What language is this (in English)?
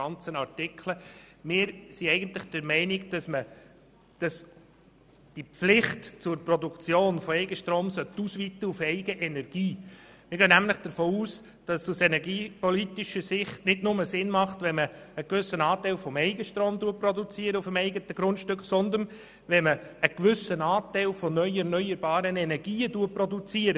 Swiss German